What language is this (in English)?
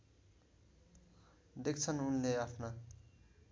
Nepali